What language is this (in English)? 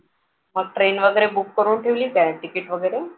Marathi